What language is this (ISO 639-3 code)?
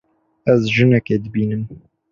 kur